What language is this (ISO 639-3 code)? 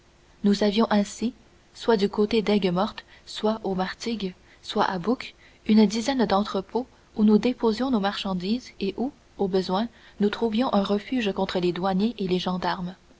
fra